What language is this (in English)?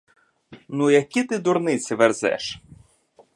Ukrainian